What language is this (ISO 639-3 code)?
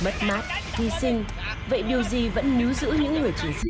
vie